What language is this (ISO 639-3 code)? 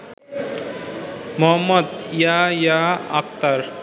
ben